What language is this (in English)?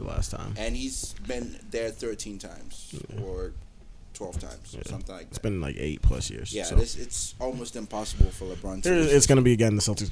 English